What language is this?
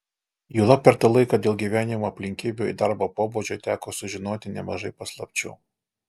Lithuanian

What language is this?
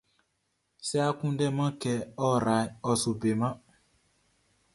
Baoulé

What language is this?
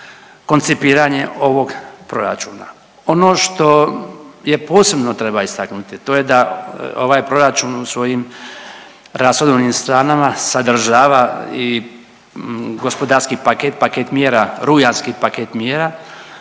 Croatian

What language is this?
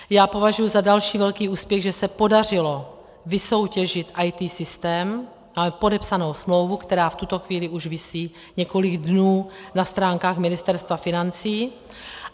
Czech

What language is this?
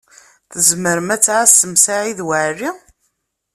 Kabyle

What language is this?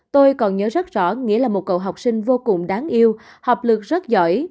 Vietnamese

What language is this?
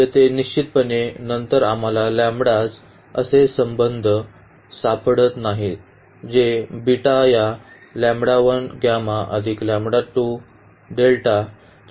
Marathi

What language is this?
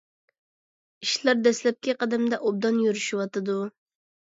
Uyghur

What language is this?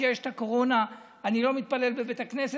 Hebrew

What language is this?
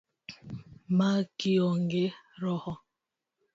Luo (Kenya and Tanzania)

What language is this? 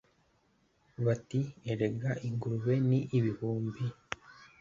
Kinyarwanda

